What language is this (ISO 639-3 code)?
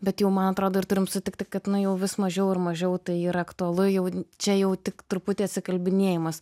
lit